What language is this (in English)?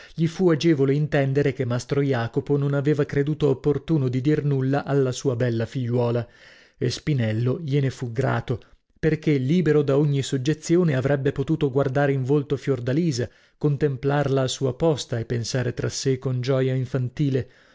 Italian